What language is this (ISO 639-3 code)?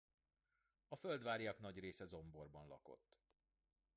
hun